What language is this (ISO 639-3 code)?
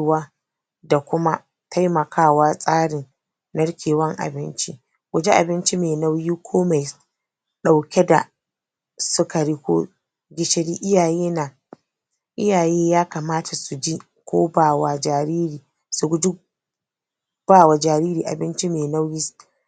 hau